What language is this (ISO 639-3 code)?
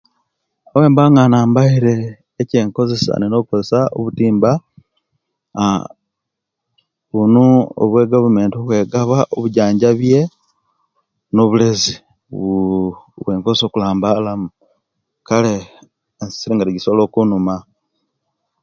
lke